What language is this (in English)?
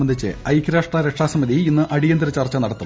Malayalam